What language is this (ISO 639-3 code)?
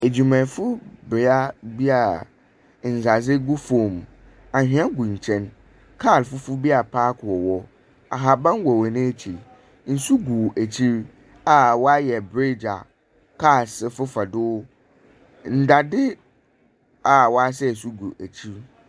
aka